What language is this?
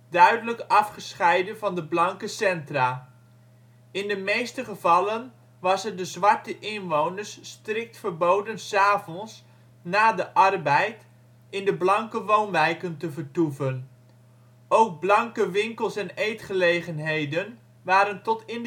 Dutch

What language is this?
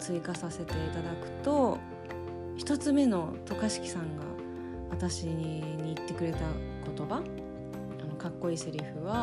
Japanese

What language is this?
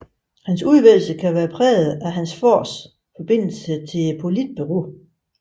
Danish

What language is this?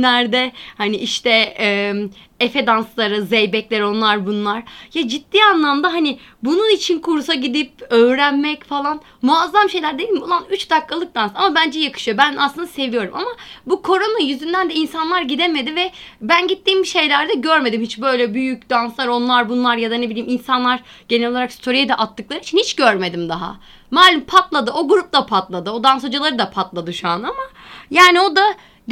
Turkish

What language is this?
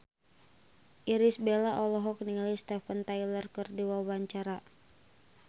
Sundanese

